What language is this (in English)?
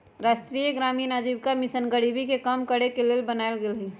Magahi